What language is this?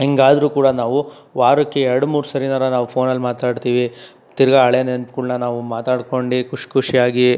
Kannada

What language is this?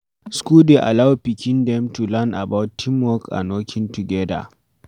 Nigerian Pidgin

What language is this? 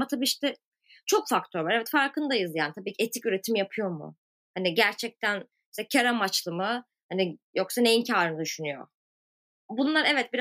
Turkish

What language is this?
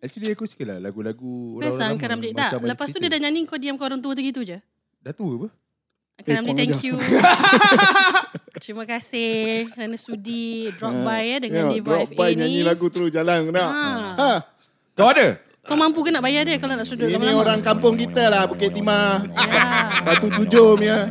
Malay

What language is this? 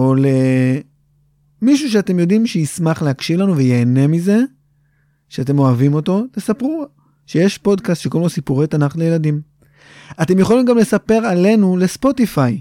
Hebrew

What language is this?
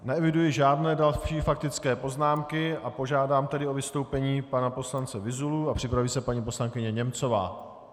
Czech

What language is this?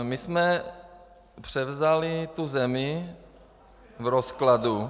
Czech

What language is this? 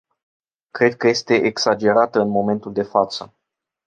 Romanian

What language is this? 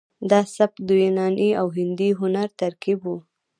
Pashto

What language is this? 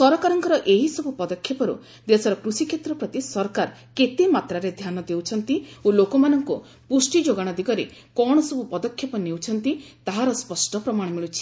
Odia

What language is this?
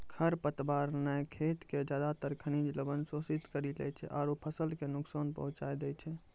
Maithili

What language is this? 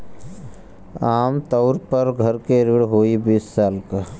Bhojpuri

